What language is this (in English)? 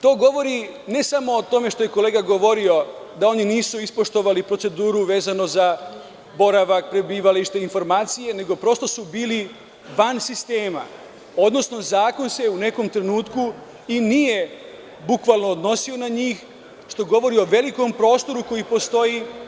Serbian